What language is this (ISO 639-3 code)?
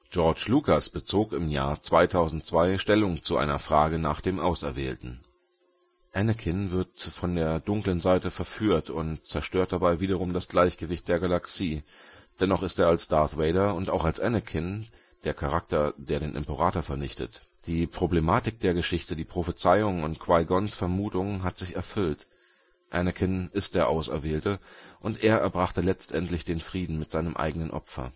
deu